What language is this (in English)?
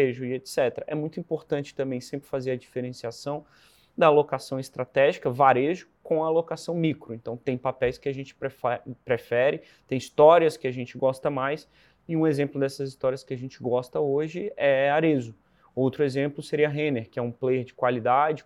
Portuguese